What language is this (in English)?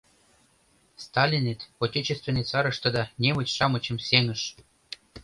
Mari